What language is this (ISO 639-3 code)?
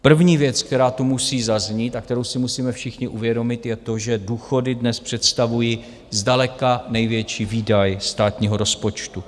ces